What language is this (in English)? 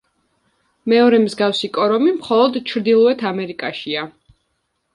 Georgian